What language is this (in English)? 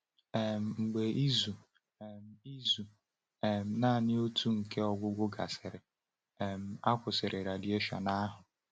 Igbo